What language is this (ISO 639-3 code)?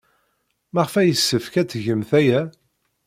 kab